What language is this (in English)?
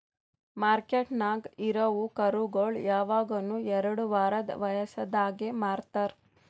Kannada